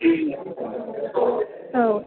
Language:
Bodo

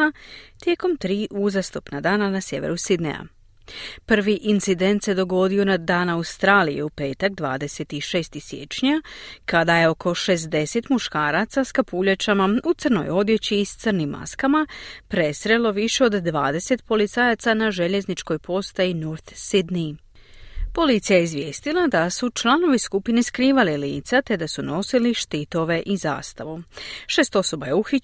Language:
Croatian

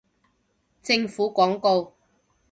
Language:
Cantonese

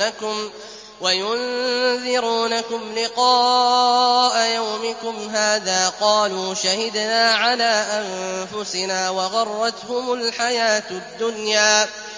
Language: Arabic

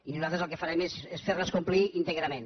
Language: Catalan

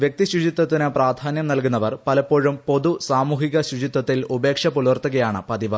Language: Malayalam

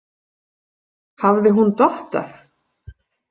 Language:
Icelandic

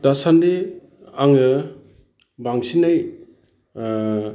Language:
Bodo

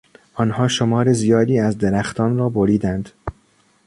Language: Persian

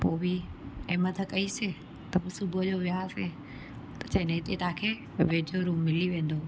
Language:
Sindhi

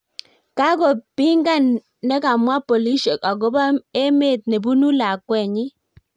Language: Kalenjin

